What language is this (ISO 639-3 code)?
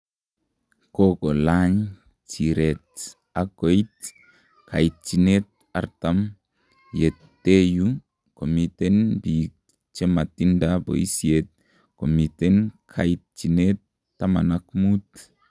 kln